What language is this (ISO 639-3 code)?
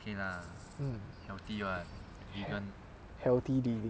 eng